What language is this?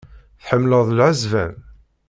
Kabyle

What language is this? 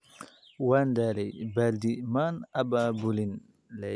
Somali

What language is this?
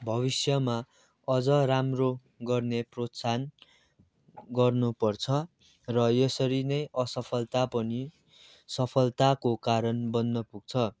Nepali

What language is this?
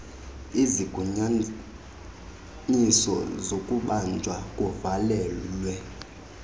Xhosa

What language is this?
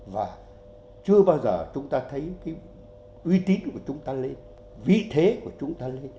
Vietnamese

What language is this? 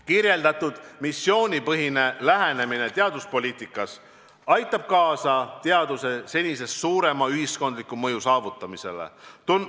Estonian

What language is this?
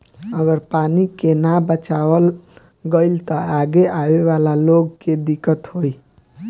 Bhojpuri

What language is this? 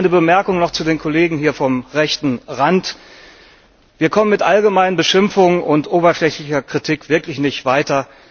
German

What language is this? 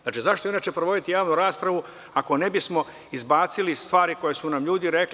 Serbian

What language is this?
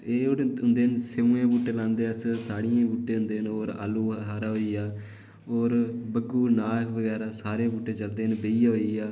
Dogri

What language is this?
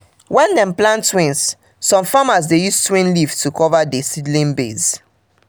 Nigerian Pidgin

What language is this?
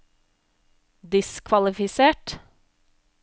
Norwegian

